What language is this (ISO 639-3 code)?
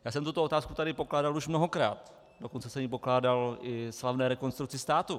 ces